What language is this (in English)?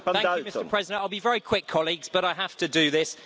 English